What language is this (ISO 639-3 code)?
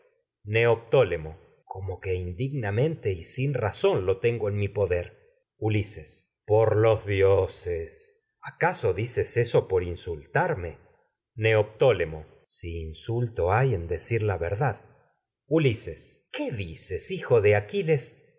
spa